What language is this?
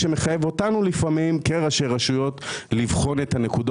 Hebrew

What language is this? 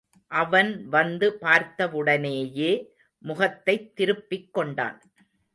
Tamil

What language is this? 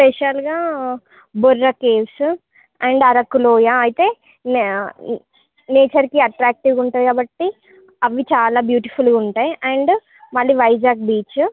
Telugu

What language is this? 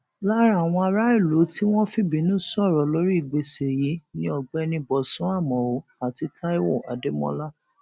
Yoruba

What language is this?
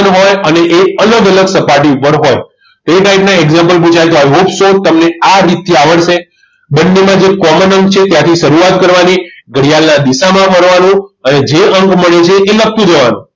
Gujarati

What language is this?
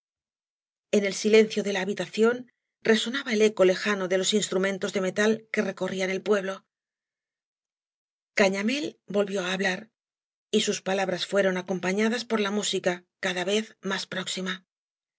Spanish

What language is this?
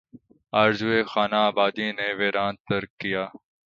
Urdu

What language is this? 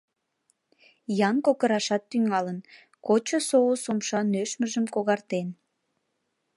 Mari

